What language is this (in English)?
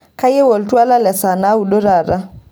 Masai